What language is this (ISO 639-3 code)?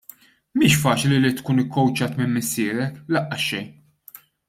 mlt